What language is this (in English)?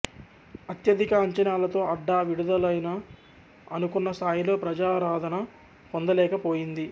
Telugu